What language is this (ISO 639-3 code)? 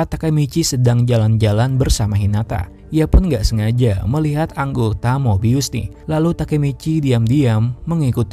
ind